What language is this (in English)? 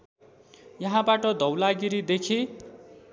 Nepali